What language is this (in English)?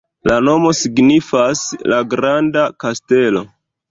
Esperanto